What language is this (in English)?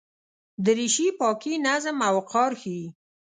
Pashto